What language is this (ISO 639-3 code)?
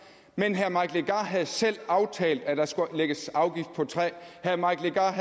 dan